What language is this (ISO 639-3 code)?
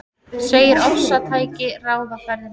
isl